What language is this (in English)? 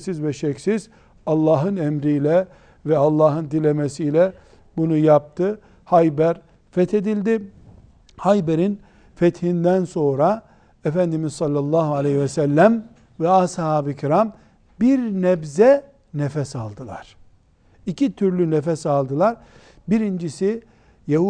Turkish